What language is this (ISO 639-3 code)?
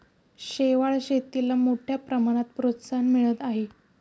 mar